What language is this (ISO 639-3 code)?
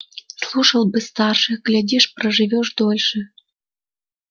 rus